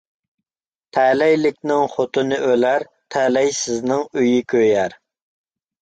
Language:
Uyghur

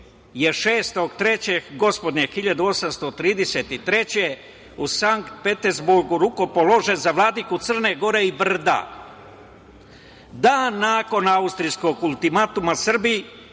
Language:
Serbian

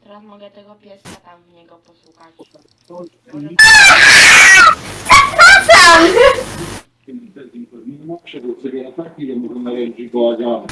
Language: Polish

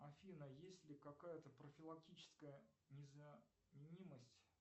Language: Russian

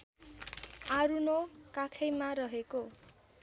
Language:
Nepali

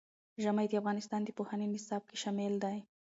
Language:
Pashto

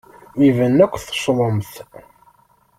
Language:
Kabyle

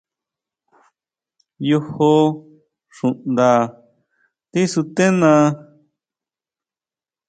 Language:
Huautla Mazatec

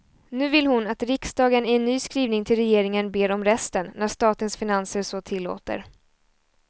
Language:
Swedish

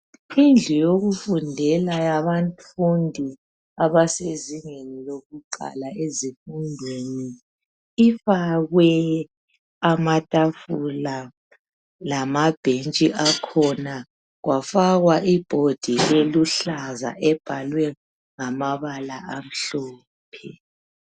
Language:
North Ndebele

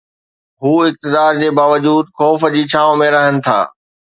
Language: Sindhi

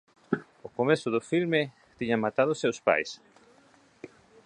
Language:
Galician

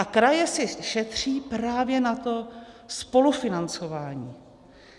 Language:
Czech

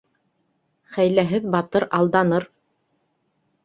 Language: Bashkir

